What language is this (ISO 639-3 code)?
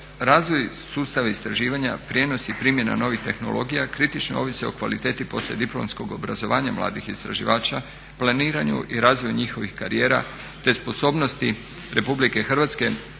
hrv